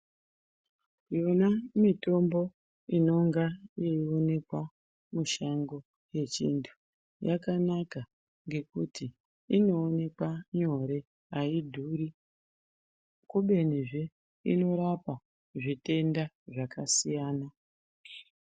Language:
Ndau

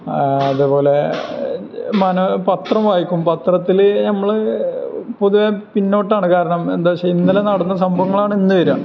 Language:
Malayalam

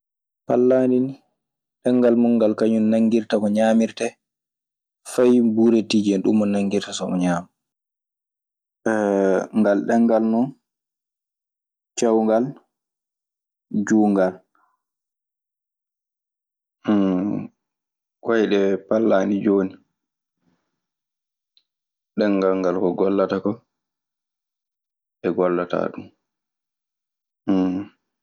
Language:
Maasina Fulfulde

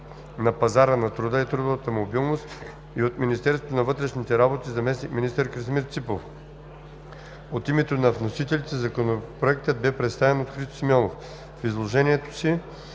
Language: Bulgarian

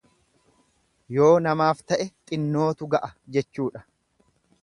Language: Oromo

